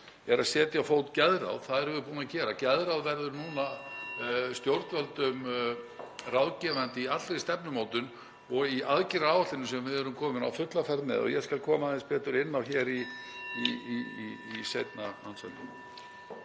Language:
Icelandic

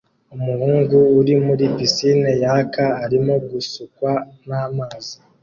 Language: Kinyarwanda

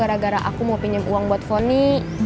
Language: Indonesian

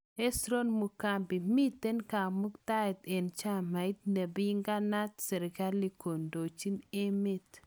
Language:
Kalenjin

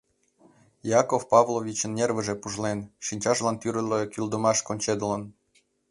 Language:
Mari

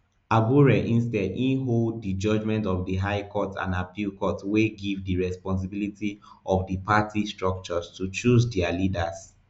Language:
Nigerian Pidgin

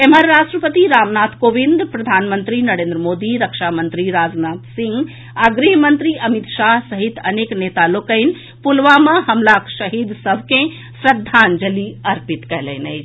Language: Maithili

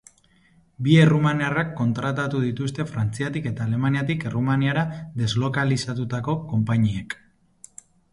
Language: Basque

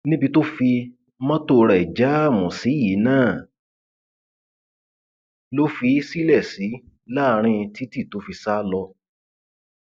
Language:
Yoruba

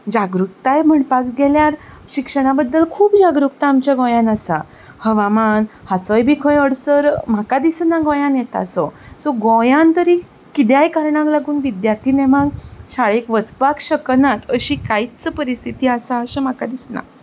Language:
Konkani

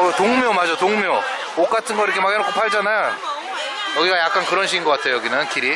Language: Korean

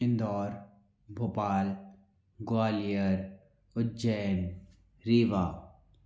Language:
Hindi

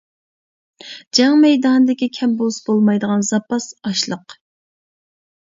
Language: Uyghur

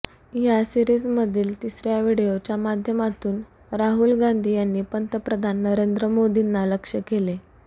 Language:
Marathi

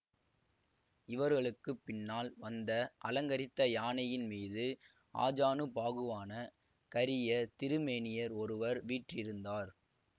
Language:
Tamil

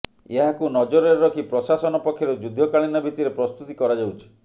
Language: Odia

